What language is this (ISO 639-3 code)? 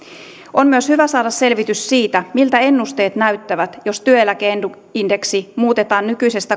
fin